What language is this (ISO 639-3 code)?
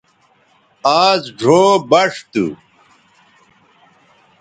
btv